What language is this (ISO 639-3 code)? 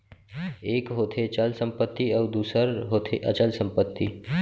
hne